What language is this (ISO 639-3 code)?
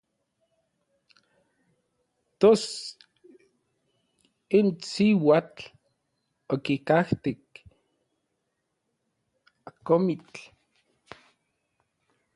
nlv